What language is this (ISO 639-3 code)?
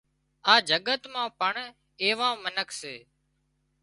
kxp